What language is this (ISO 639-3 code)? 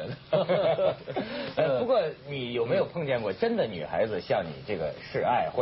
zho